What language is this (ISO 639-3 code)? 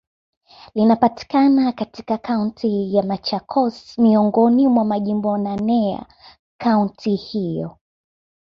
swa